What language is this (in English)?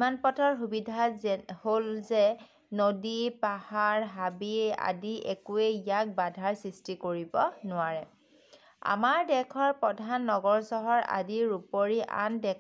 Hindi